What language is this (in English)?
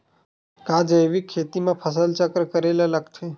Chhattisgarhi